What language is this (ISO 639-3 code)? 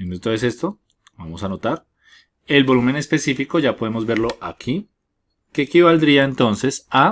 spa